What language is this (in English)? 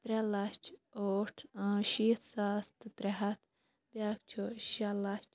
Kashmiri